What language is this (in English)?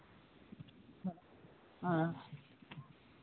Santali